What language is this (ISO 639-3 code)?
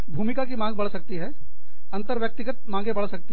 hin